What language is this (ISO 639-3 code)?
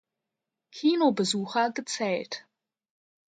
deu